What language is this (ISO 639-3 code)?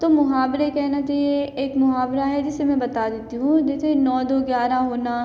hin